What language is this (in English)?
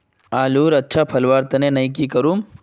Magahi